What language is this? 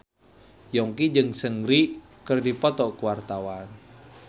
Sundanese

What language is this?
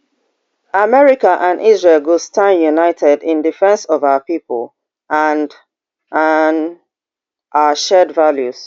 Nigerian Pidgin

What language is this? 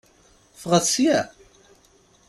Kabyle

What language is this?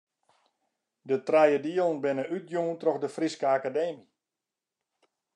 Western Frisian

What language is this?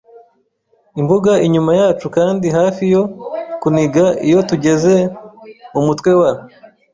Kinyarwanda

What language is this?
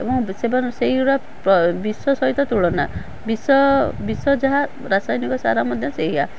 Odia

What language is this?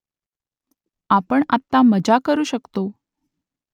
Marathi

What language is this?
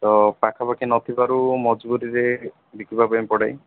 Odia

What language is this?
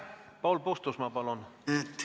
Estonian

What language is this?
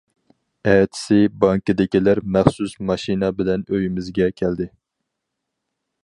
Uyghur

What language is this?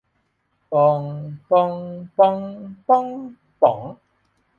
Thai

